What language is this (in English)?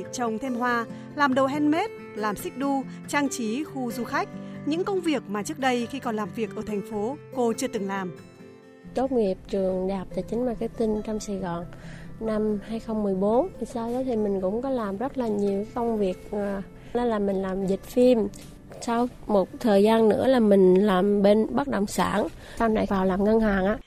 Vietnamese